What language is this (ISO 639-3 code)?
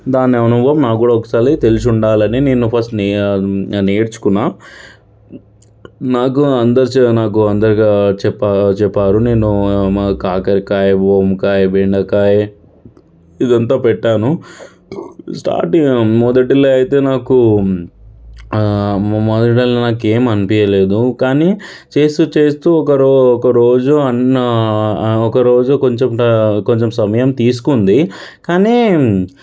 tel